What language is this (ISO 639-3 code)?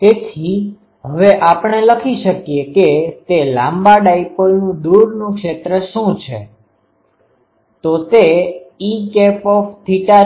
guj